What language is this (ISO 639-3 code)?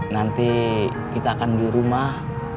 ind